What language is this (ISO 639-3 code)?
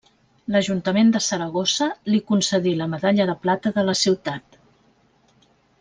cat